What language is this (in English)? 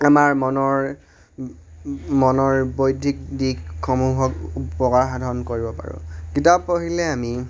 Assamese